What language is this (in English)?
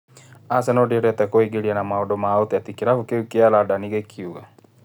Kikuyu